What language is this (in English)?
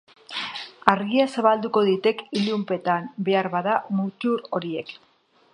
Basque